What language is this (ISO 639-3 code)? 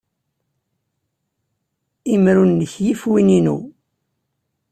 kab